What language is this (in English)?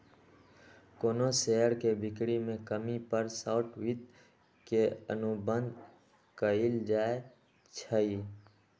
Magahi